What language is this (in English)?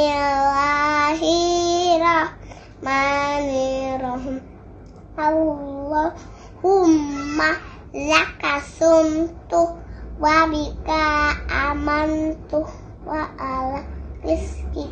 Indonesian